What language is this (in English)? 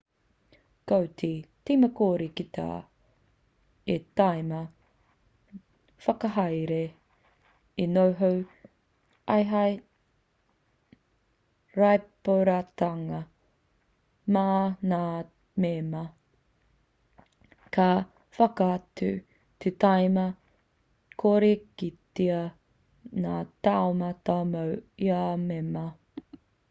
Māori